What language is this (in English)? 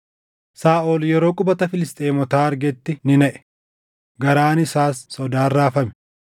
Oromo